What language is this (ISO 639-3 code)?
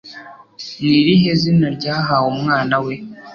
kin